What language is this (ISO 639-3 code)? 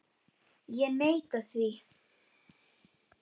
isl